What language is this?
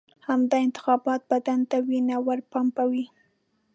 Pashto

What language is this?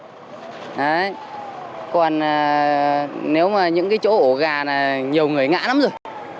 Vietnamese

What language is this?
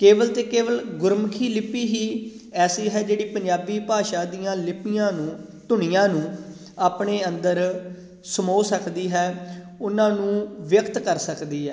Punjabi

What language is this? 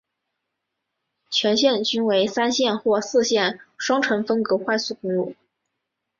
Chinese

